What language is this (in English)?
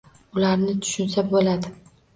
Uzbek